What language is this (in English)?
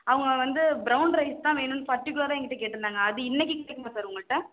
Tamil